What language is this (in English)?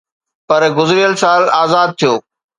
Sindhi